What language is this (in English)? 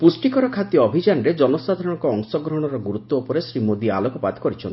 Odia